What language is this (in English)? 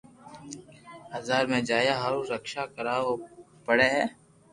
Loarki